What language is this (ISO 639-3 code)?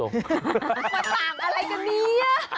tha